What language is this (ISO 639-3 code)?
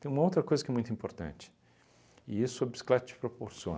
por